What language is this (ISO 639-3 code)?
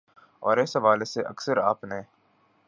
urd